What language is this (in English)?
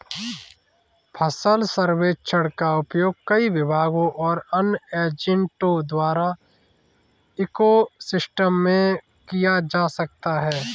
Hindi